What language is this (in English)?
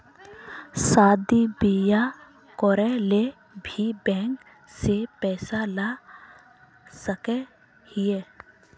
Magahi